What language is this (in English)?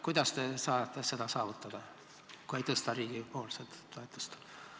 Estonian